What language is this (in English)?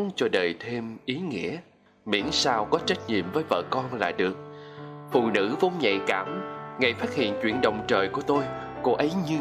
Vietnamese